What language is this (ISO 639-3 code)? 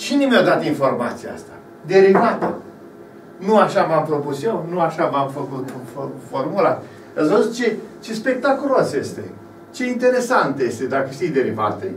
ron